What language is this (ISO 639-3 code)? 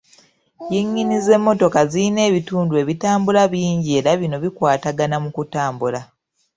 lug